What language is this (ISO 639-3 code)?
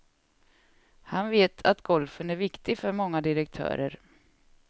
swe